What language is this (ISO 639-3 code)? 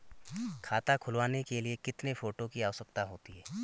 hin